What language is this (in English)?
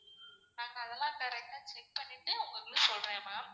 Tamil